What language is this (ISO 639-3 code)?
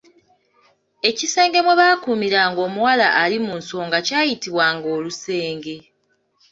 lug